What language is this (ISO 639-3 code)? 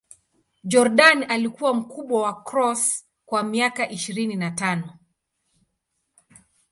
swa